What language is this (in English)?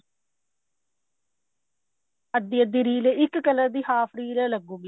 Punjabi